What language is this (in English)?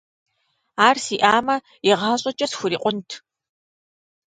Kabardian